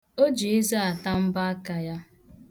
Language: Igbo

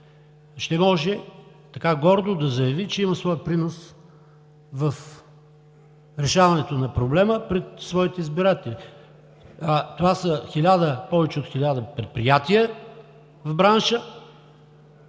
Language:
Bulgarian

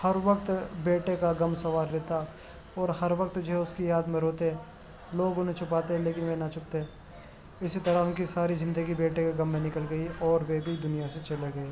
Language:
Urdu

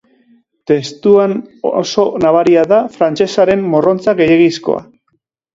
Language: Basque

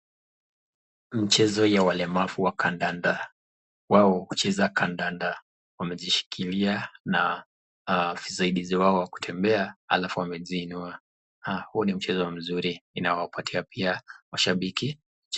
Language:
Swahili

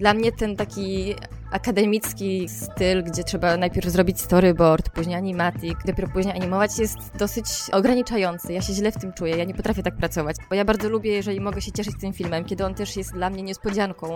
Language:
Polish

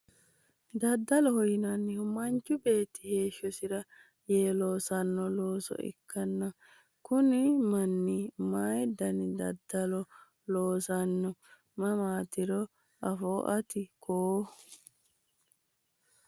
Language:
Sidamo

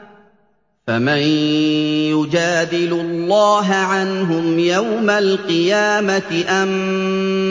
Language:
Arabic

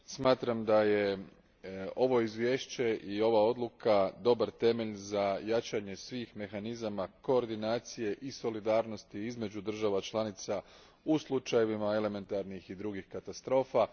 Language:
Croatian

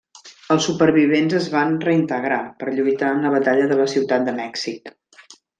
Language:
Catalan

